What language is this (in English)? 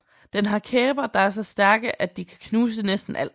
Danish